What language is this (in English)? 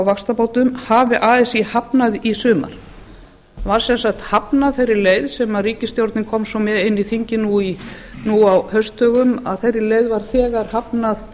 Icelandic